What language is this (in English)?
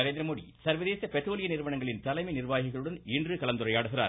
Tamil